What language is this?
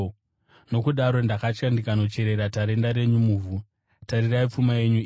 Shona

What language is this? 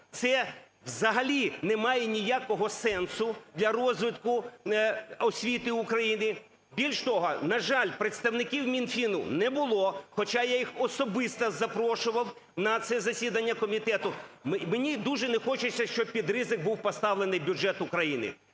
Ukrainian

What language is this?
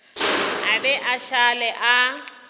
Northern Sotho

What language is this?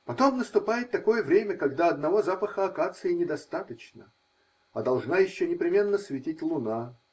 Russian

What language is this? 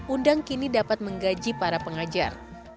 Indonesian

